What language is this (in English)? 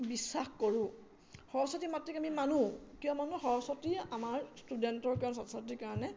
Assamese